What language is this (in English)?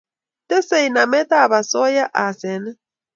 Kalenjin